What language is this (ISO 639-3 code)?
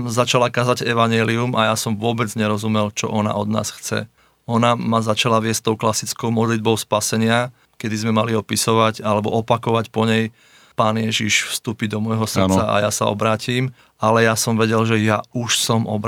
slk